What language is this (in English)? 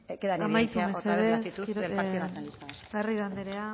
Spanish